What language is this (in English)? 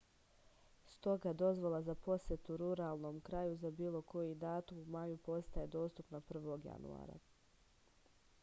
Serbian